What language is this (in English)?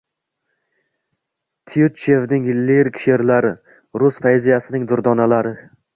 Uzbek